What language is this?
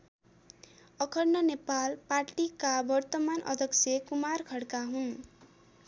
Nepali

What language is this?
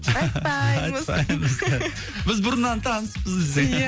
Kazakh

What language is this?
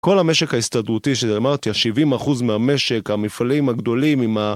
Hebrew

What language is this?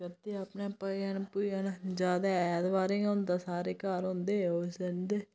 Dogri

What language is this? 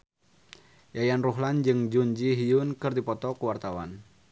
Sundanese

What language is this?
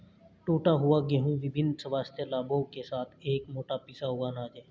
Hindi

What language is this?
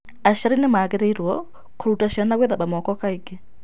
Kikuyu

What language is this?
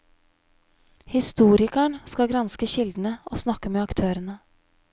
Norwegian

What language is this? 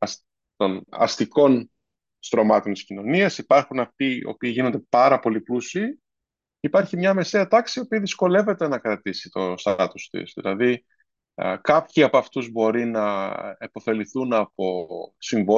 Greek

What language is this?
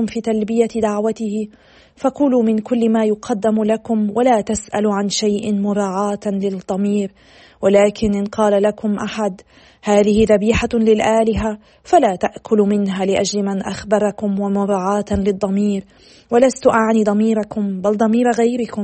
Arabic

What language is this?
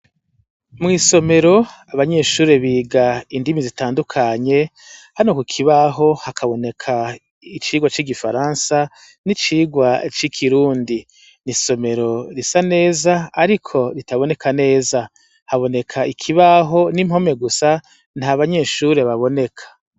Rundi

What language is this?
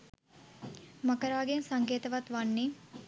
Sinhala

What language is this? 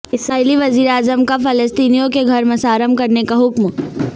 Urdu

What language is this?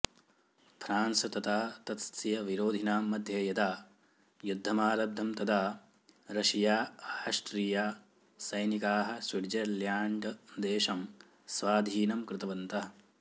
Sanskrit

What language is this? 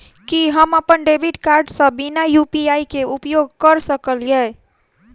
Maithili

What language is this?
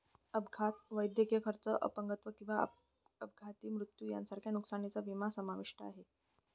Marathi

